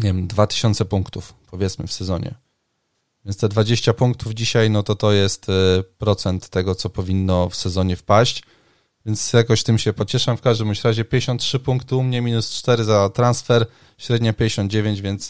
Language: Polish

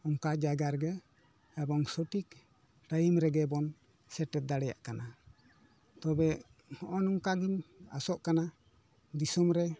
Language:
Santali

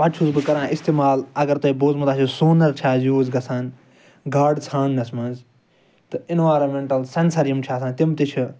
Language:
Kashmiri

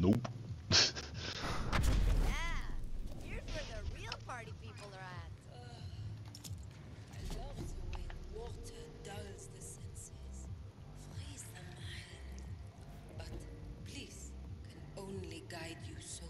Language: Dutch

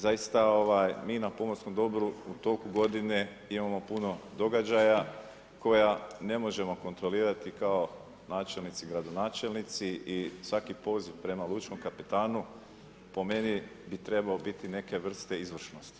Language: Croatian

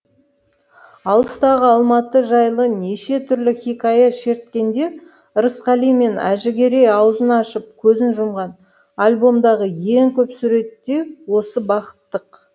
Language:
Kazakh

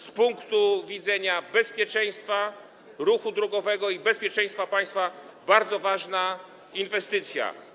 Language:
Polish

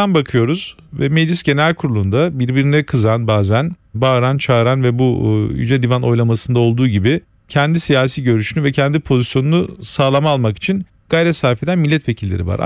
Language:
Turkish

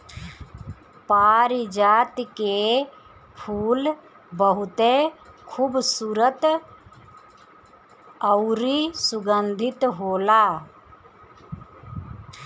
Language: Bhojpuri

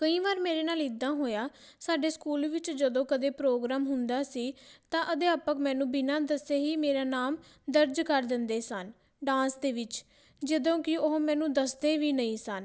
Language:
Punjabi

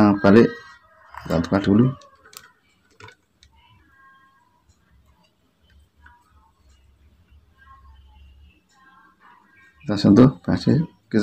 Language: Indonesian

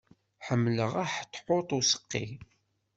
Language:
Kabyle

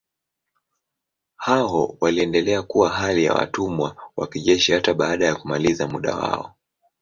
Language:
Swahili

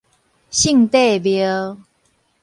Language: Min Nan Chinese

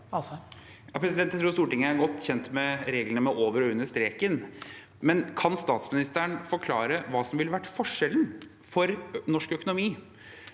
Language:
Norwegian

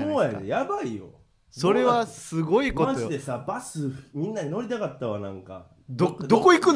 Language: Japanese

